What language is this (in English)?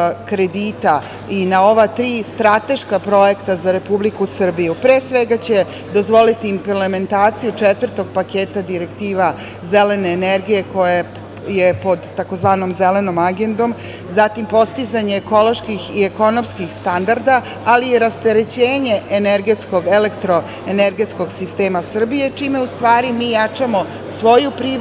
Serbian